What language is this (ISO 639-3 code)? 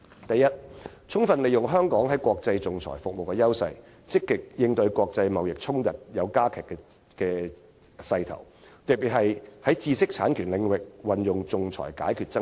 yue